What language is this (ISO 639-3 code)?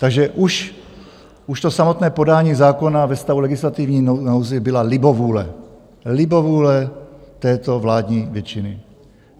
ces